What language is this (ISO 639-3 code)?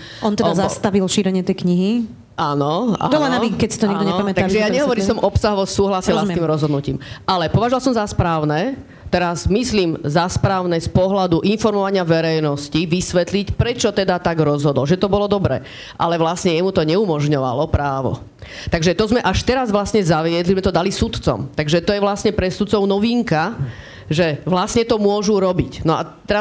slk